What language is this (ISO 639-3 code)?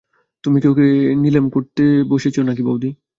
ben